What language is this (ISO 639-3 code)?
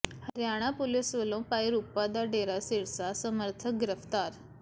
pan